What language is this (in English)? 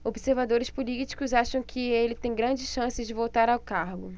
Portuguese